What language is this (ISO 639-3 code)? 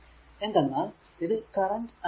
mal